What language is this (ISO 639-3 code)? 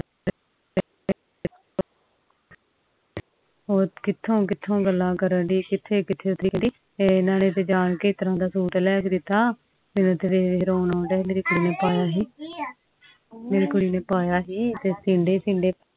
pan